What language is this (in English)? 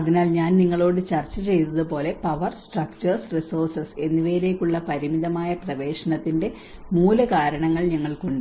Malayalam